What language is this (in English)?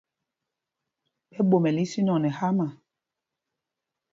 Mpumpong